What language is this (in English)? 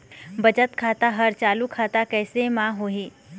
Chhattisgarhi